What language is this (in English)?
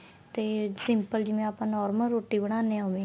Punjabi